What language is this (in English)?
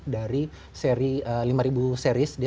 Indonesian